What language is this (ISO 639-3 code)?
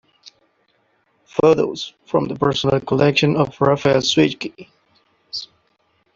eng